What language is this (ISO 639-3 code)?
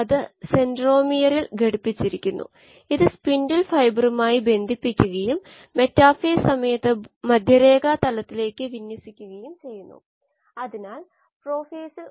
mal